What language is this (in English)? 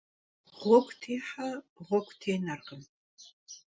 Kabardian